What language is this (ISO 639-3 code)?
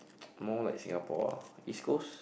eng